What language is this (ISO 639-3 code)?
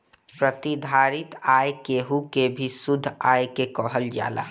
bho